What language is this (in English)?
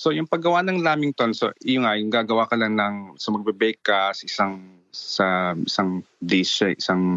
Filipino